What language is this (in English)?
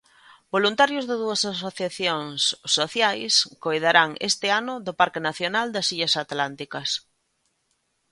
Galician